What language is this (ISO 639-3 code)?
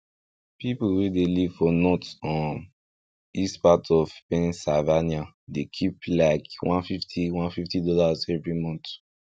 pcm